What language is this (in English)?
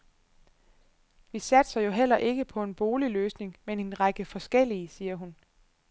Danish